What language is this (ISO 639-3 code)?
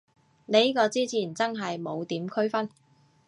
yue